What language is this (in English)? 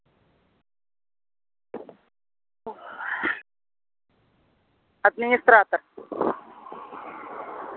Russian